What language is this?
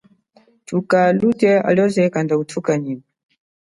Chokwe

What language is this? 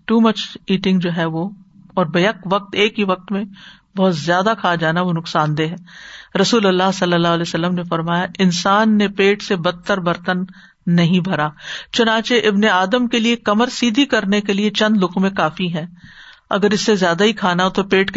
Urdu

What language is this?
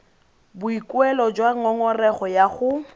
Tswana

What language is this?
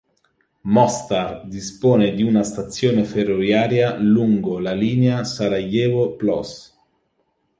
Italian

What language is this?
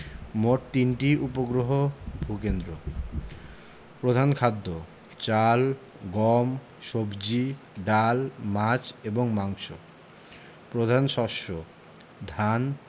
Bangla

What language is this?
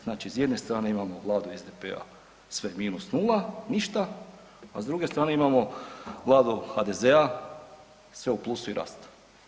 Croatian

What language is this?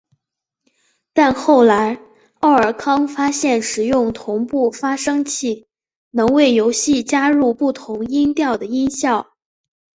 Chinese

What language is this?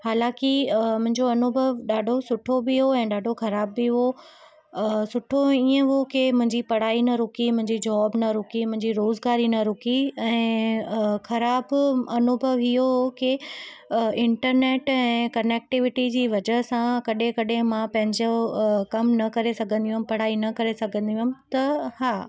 Sindhi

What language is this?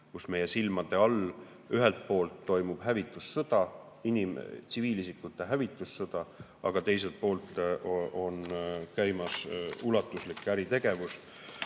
Estonian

